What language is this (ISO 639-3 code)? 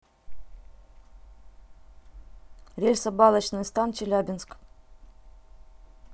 rus